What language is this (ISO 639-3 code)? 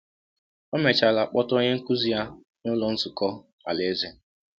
ibo